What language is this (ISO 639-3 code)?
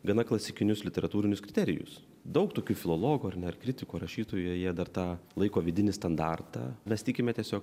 lit